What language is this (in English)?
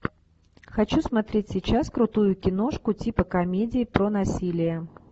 Russian